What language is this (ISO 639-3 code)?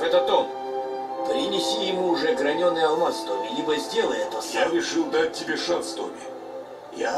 rus